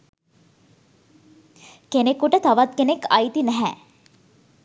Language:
Sinhala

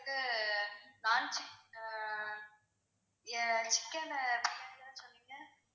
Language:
Tamil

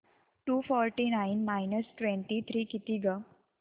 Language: Marathi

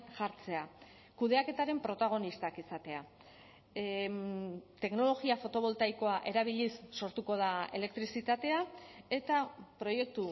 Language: Basque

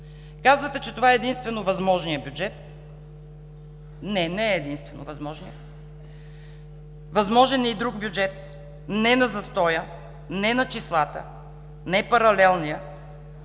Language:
Bulgarian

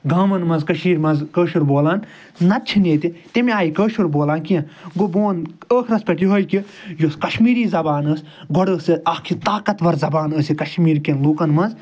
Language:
Kashmiri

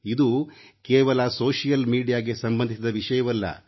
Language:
Kannada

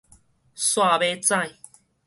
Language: Min Nan Chinese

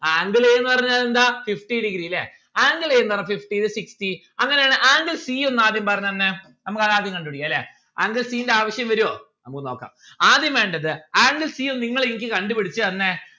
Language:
Malayalam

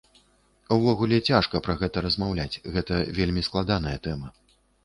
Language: Belarusian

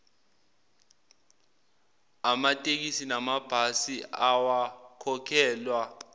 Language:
Zulu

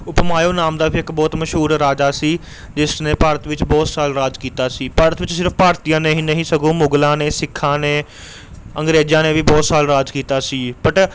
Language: Punjabi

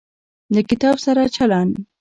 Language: Pashto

